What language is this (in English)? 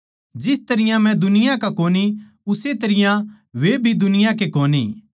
Haryanvi